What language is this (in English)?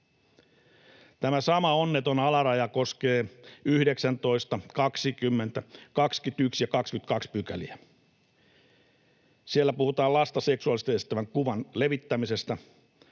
Finnish